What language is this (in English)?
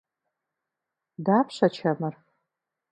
Kabardian